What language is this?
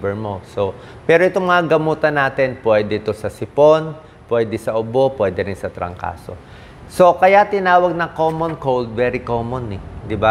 Filipino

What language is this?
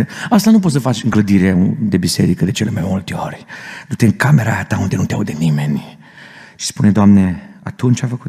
Romanian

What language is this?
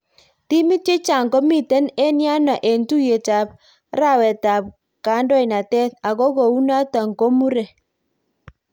Kalenjin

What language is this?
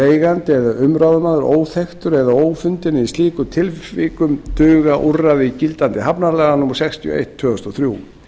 Icelandic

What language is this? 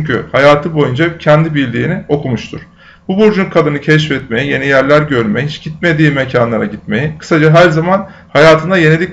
Turkish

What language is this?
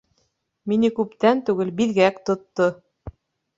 Bashkir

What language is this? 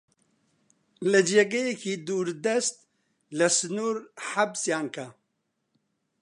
Central Kurdish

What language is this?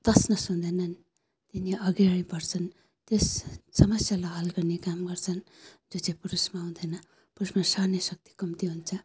Nepali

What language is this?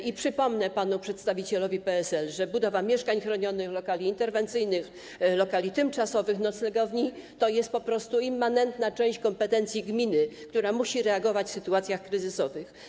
Polish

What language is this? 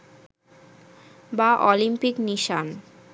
Bangla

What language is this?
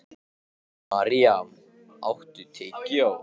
Icelandic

